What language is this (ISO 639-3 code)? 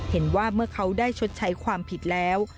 tha